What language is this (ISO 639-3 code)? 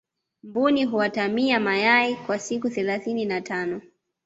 swa